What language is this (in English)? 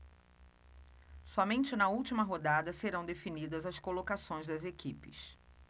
Portuguese